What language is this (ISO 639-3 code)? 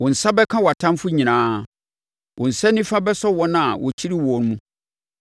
aka